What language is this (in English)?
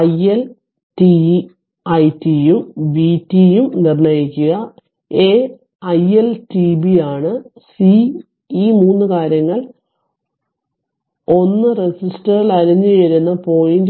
Malayalam